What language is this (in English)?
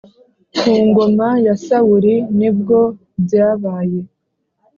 Kinyarwanda